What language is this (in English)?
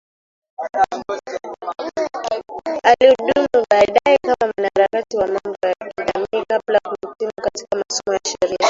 Swahili